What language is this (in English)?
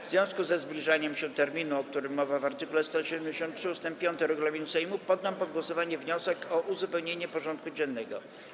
Polish